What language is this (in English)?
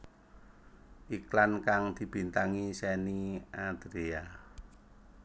Javanese